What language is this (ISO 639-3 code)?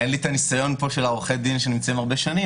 heb